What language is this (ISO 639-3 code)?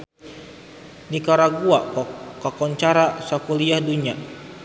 sun